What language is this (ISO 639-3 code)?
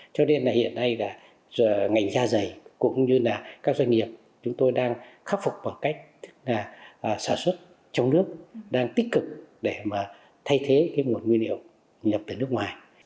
vie